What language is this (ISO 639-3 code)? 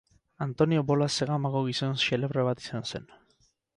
eus